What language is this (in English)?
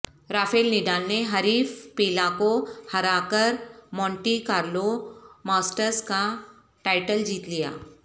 Urdu